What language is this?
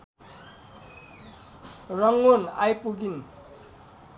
Nepali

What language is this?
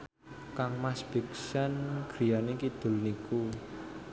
Javanese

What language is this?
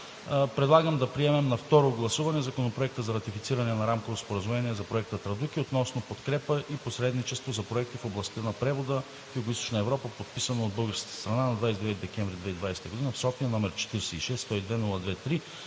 Bulgarian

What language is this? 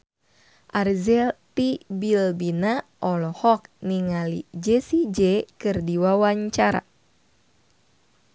Sundanese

